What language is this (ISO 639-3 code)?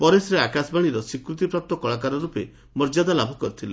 ori